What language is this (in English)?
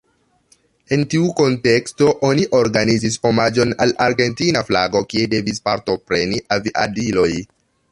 Esperanto